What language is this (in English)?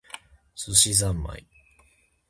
Japanese